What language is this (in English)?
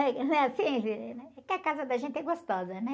Portuguese